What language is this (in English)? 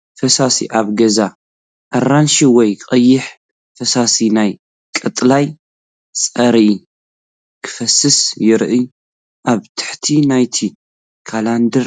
Tigrinya